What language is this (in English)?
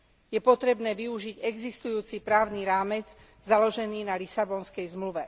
Slovak